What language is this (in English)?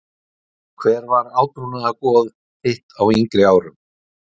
Icelandic